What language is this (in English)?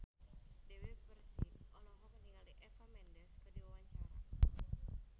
Sundanese